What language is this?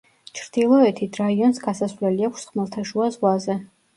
Georgian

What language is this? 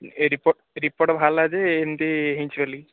Odia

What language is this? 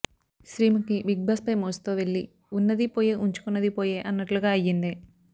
Telugu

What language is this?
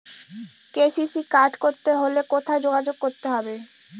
Bangla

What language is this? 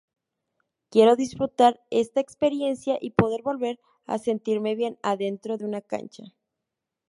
Spanish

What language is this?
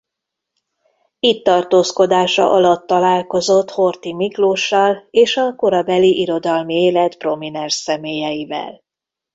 Hungarian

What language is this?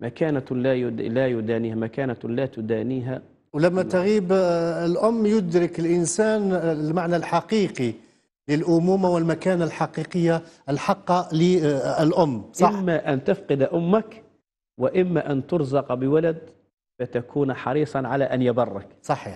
Arabic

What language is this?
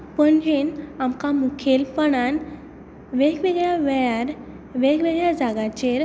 Konkani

